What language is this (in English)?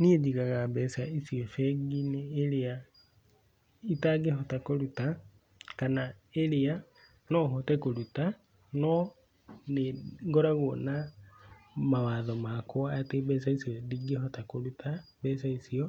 Kikuyu